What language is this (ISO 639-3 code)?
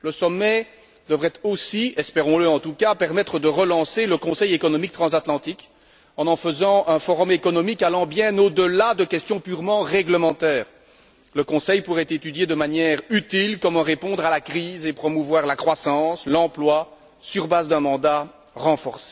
fra